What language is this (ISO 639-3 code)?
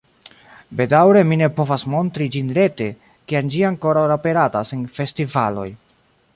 epo